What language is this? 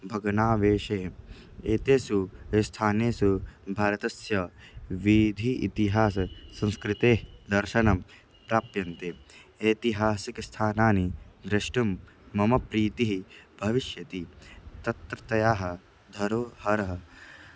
Sanskrit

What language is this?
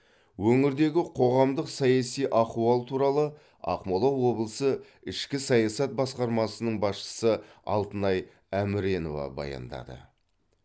Kazakh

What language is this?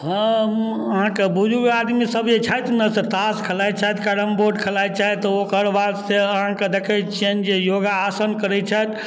Maithili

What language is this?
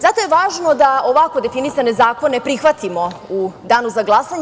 Serbian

